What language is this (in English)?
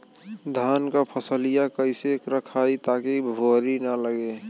Bhojpuri